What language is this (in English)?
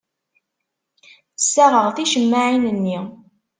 Kabyle